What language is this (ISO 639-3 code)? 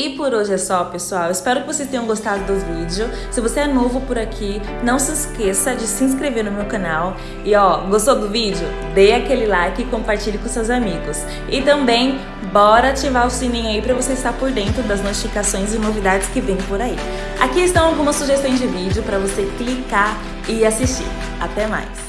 por